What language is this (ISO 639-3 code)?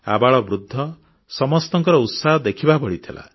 ori